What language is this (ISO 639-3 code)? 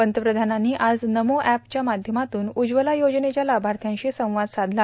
mar